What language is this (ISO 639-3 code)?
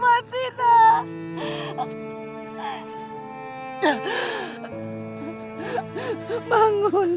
ind